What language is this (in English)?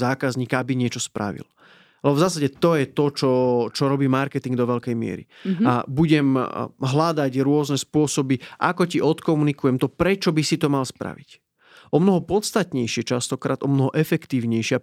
Slovak